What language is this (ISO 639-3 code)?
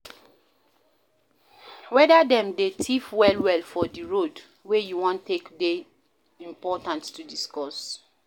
pcm